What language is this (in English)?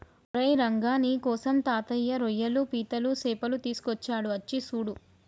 Telugu